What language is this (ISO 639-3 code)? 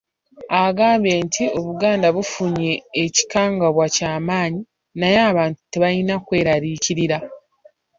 lug